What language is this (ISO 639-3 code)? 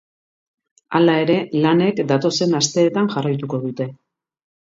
eus